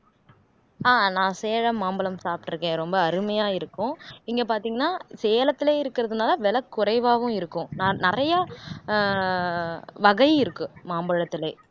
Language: Tamil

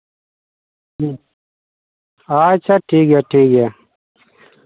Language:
Santali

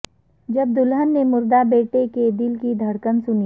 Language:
Urdu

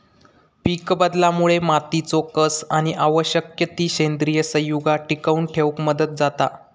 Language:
Marathi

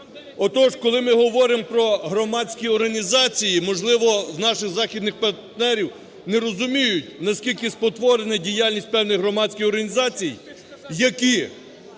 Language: Ukrainian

